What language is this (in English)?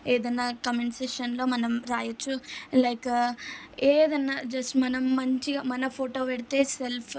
Telugu